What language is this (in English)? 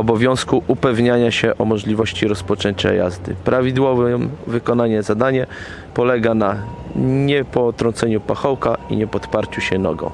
Polish